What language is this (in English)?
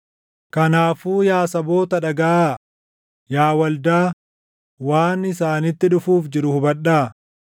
Oromo